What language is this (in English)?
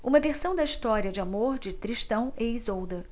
Portuguese